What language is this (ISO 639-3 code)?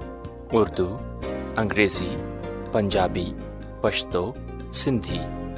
urd